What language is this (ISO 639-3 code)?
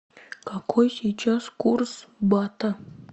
rus